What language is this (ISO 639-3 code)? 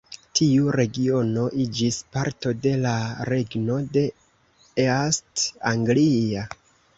epo